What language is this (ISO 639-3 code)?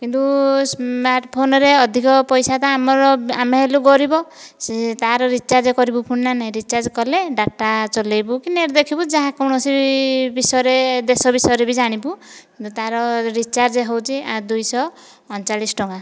ori